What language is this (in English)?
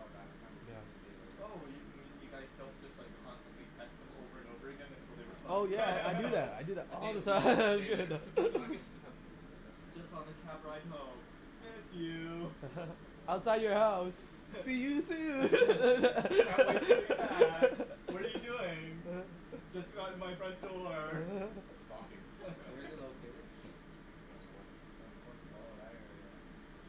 English